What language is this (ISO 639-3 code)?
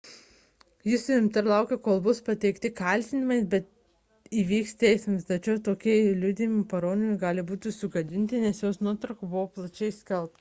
lit